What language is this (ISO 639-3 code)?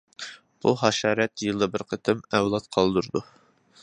uig